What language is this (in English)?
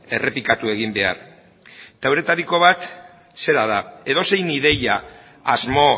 Basque